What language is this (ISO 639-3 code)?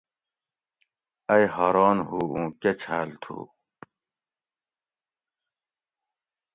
gwc